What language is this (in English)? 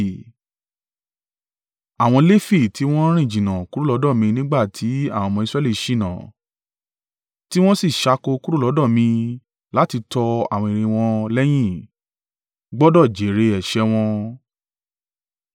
Yoruba